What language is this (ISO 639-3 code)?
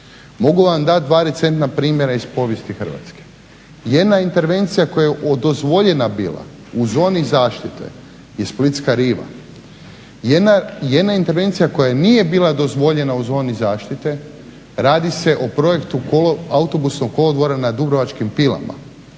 hrv